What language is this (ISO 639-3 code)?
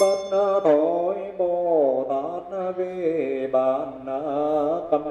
vie